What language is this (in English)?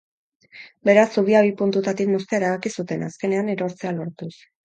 Basque